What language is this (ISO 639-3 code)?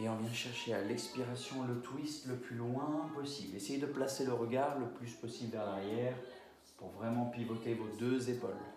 fra